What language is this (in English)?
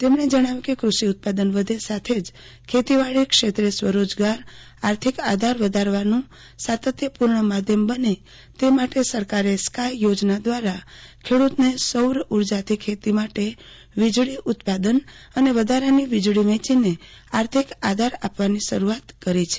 Gujarati